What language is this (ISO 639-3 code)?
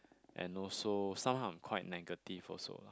eng